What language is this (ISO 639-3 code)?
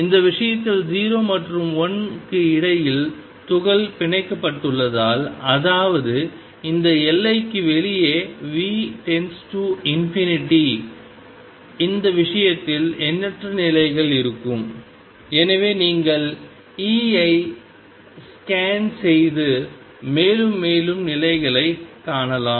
tam